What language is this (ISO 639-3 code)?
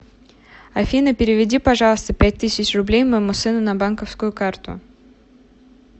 rus